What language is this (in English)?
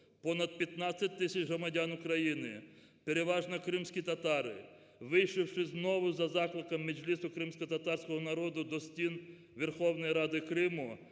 Ukrainian